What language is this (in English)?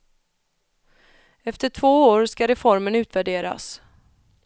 Swedish